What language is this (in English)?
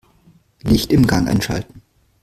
German